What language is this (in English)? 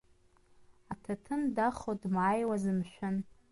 Abkhazian